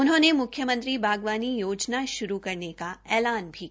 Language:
Hindi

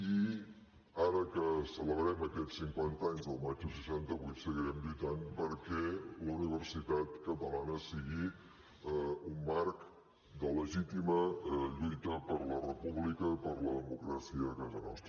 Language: Catalan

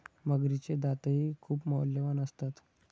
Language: Marathi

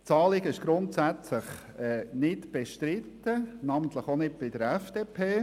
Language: Swiss German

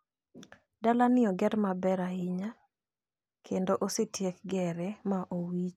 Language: Luo (Kenya and Tanzania)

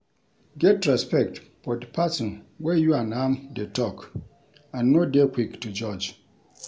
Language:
Nigerian Pidgin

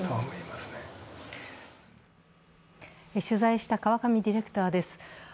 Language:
Japanese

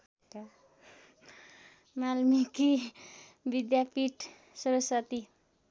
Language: Nepali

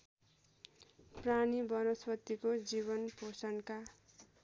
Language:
Nepali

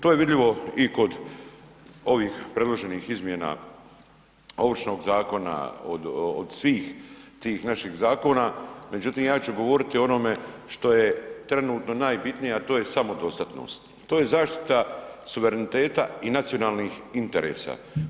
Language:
Croatian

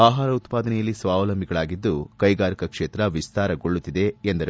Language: Kannada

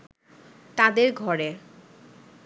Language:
Bangla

